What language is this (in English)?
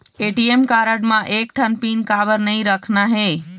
Chhattisgarhi